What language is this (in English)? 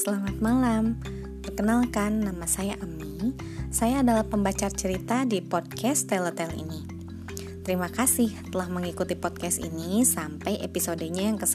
Indonesian